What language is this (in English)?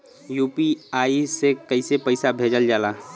Bhojpuri